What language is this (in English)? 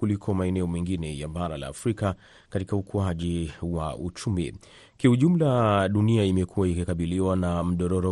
Swahili